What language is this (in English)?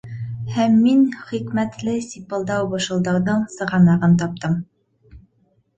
Bashkir